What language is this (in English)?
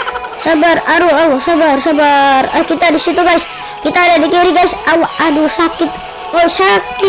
Indonesian